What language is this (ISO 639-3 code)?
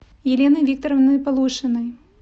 rus